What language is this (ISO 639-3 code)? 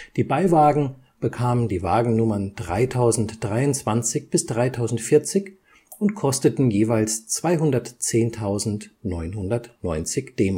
deu